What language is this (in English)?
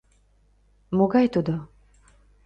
Mari